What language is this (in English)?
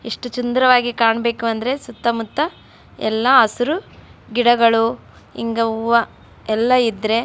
Kannada